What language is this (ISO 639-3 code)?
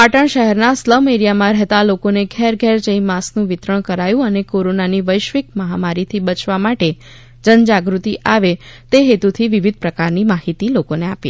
guj